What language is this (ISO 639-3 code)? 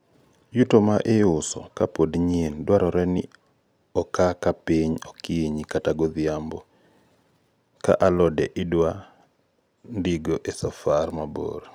luo